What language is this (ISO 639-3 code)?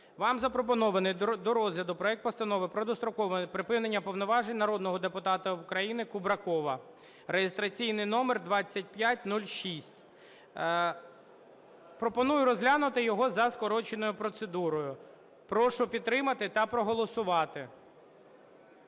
ukr